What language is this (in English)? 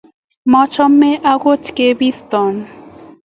Kalenjin